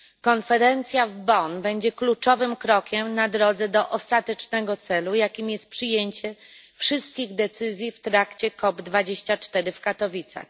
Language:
Polish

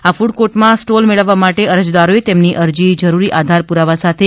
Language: Gujarati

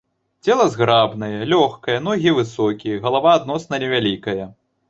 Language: Belarusian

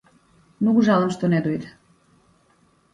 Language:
Macedonian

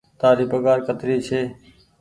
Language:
Goaria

